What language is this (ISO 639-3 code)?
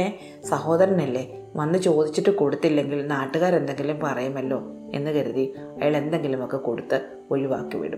mal